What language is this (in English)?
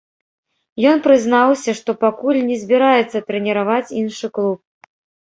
Belarusian